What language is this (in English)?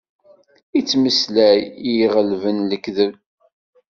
Kabyle